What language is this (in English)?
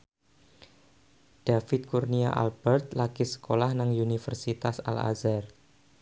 Javanese